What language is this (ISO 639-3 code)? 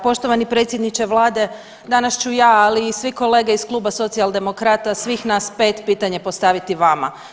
hrv